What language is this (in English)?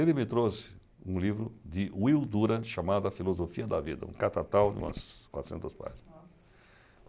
Portuguese